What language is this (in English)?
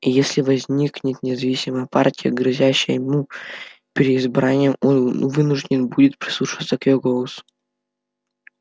Russian